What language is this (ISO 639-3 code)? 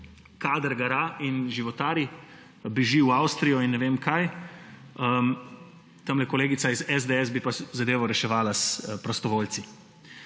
slv